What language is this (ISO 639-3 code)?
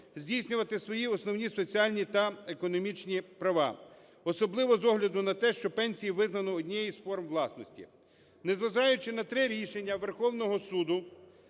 ukr